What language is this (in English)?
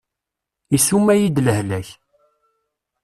Kabyle